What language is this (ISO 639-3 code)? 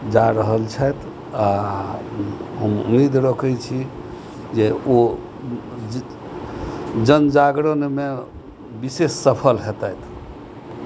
mai